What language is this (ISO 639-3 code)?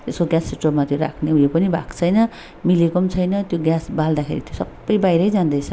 nep